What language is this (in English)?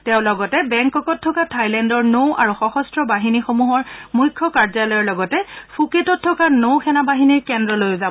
Assamese